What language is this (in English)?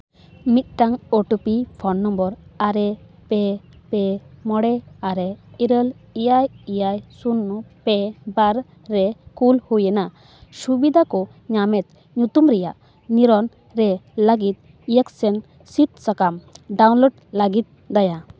Santali